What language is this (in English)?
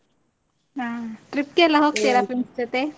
Kannada